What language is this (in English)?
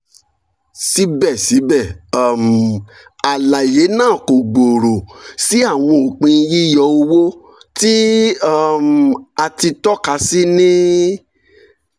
Yoruba